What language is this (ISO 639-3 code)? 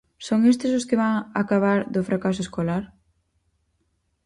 glg